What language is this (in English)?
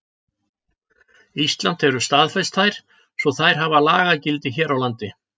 Icelandic